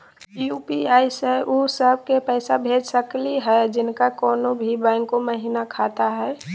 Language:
Magahi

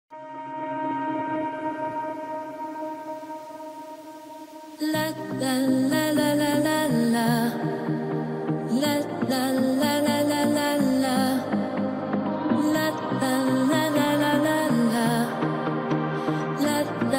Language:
Polish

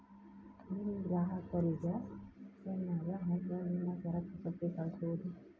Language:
Kannada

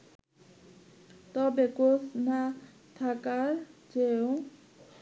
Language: Bangla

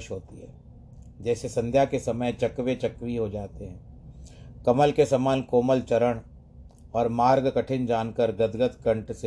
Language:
Hindi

